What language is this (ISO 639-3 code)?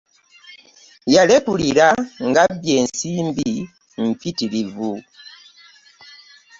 lug